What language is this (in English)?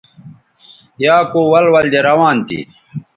Bateri